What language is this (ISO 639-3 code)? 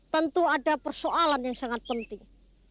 ind